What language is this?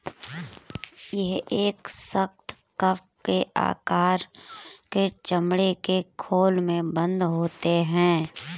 Hindi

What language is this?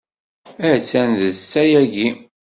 Kabyle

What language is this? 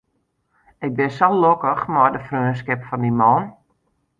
Western Frisian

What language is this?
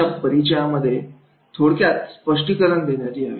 Marathi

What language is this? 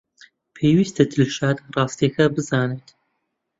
Central Kurdish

